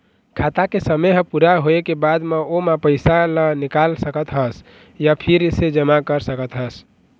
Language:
Chhattisgarhi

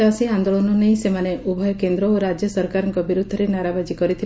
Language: Odia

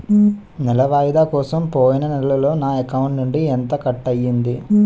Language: Telugu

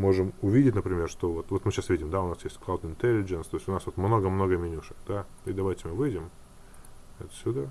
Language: Russian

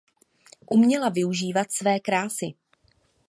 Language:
Czech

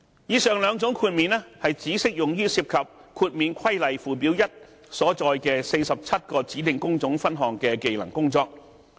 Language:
Cantonese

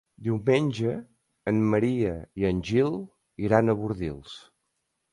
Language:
Catalan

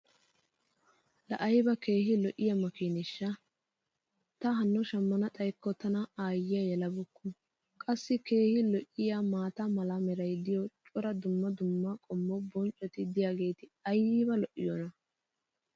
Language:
Wolaytta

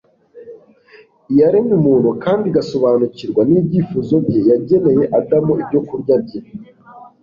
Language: Kinyarwanda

